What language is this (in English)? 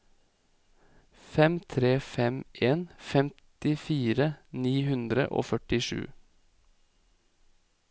Norwegian